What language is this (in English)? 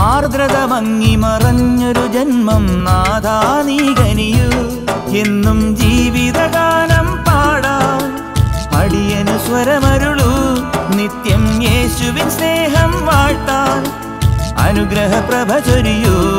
Malayalam